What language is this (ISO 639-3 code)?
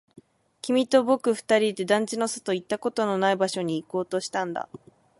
jpn